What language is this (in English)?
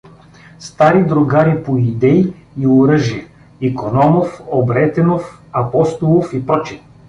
Bulgarian